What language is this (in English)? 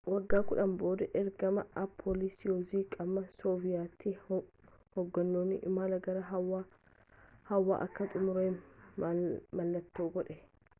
Oromo